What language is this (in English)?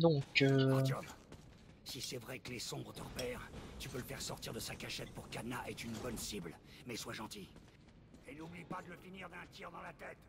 French